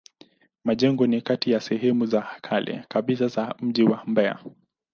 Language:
Swahili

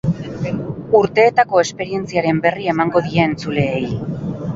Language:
Basque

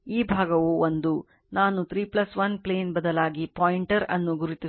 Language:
Kannada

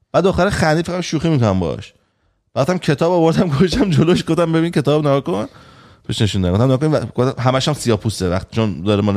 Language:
Persian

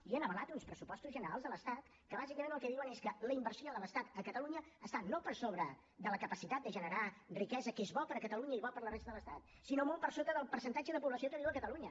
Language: Catalan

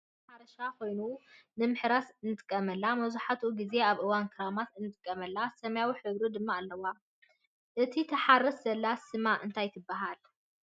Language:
Tigrinya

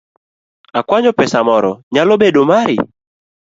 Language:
Luo (Kenya and Tanzania)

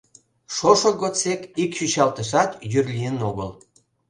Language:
Mari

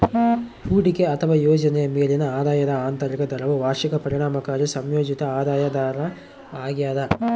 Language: Kannada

